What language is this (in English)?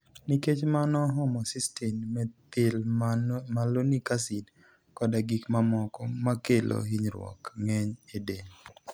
Luo (Kenya and Tanzania)